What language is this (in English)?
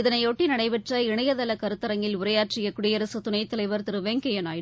Tamil